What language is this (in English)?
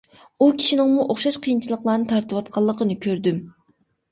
Uyghur